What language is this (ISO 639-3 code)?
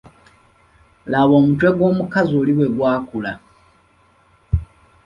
lug